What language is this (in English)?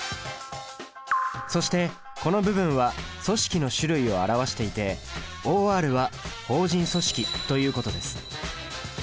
Japanese